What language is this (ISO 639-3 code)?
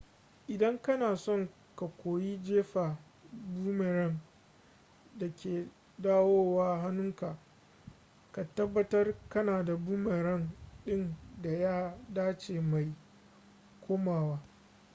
hau